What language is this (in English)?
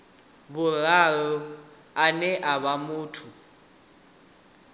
Venda